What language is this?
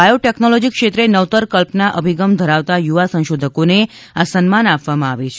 Gujarati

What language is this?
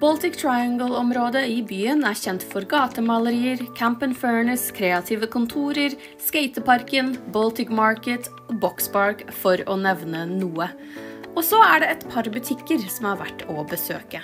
Norwegian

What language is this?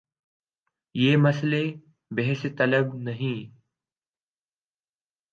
Urdu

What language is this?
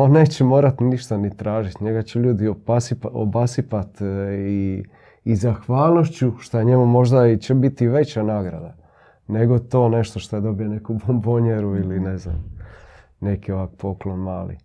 Croatian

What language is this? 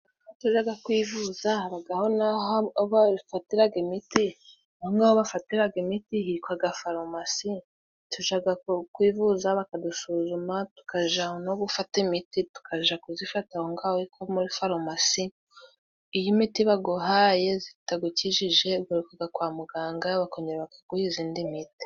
Kinyarwanda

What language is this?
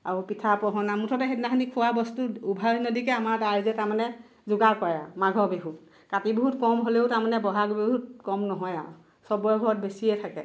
Assamese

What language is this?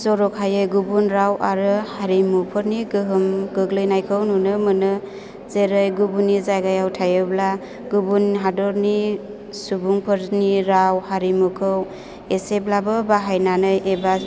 Bodo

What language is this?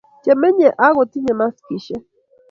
Kalenjin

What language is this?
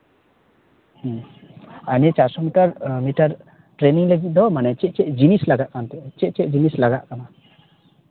Santali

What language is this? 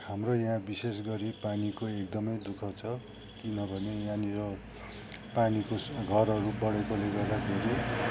Nepali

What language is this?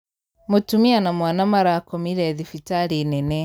Kikuyu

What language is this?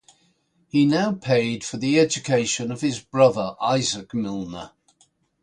English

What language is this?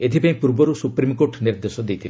Odia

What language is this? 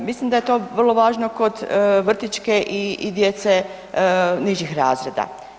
Croatian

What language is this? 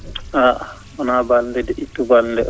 Fula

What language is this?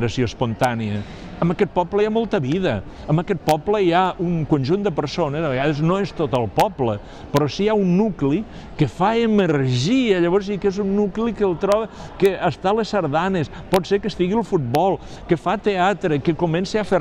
Spanish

